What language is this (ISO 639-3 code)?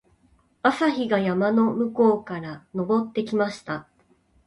jpn